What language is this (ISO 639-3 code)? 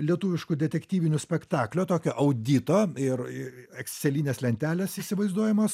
lit